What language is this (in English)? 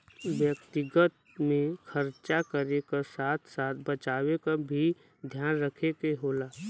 Bhojpuri